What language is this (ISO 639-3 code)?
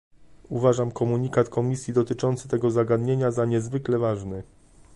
pol